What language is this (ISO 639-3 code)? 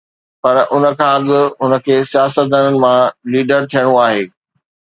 snd